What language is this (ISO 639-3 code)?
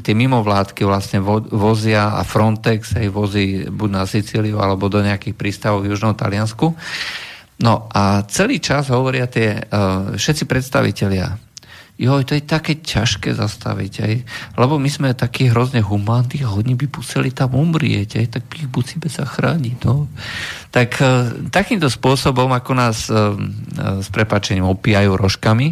slk